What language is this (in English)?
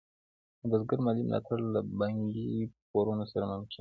Pashto